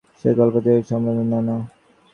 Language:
Bangla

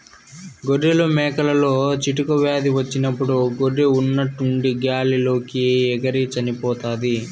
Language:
Telugu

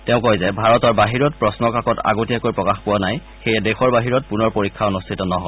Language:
Assamese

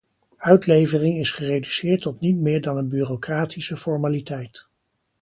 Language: Dutch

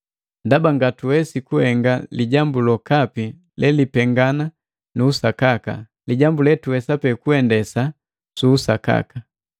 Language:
Matengo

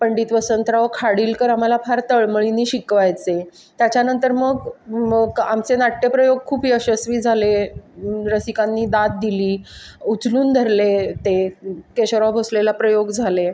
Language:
Marathi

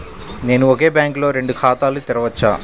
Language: Telugu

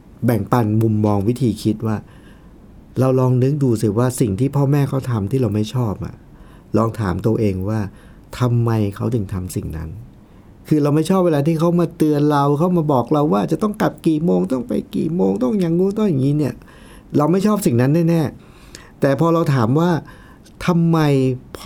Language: Thai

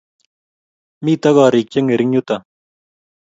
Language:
Kalenjin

